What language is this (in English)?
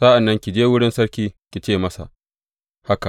Hausa